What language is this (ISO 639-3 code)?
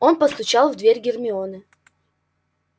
rus